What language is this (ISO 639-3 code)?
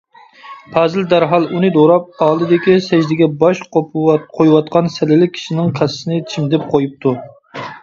uig